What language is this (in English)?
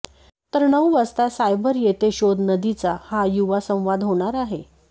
Marathi